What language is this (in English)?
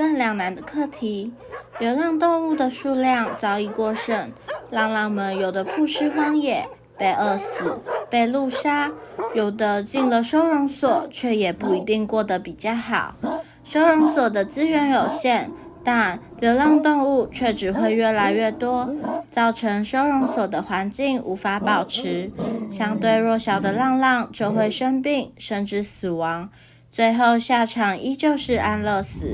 Chinese